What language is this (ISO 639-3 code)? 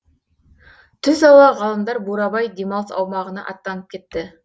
kaz